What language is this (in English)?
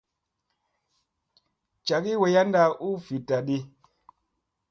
Musey